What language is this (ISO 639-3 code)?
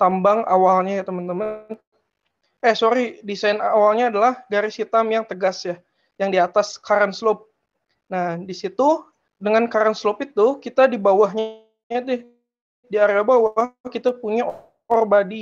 ind